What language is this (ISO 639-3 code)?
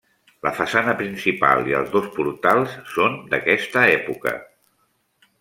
cat